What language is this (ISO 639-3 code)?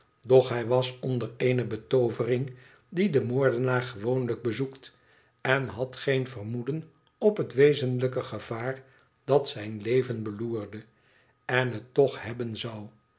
nld